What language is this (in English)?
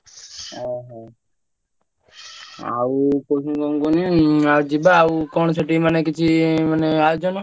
Odia